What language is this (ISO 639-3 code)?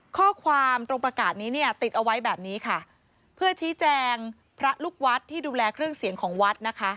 tha